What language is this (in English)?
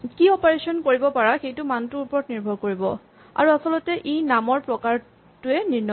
Assamese